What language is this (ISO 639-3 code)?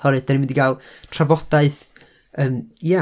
cym